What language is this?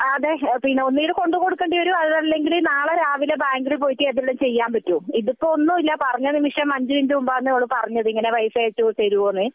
Malayalam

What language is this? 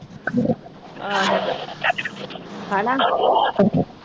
Punjabi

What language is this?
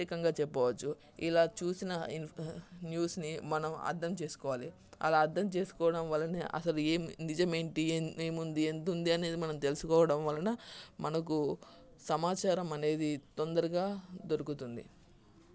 Telugu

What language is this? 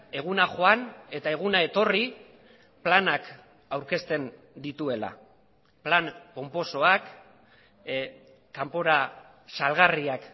Basque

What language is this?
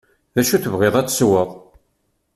Kabyle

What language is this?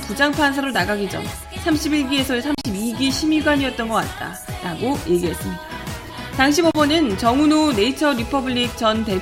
Korean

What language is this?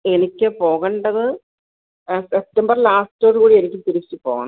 Malayalam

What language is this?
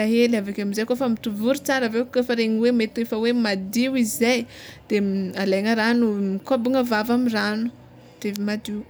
Tsimihety Malagasy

